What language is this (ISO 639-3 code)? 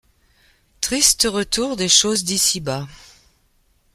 fra